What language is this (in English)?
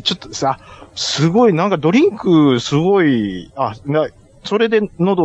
Japanese